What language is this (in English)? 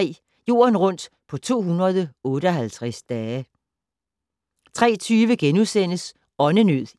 Danish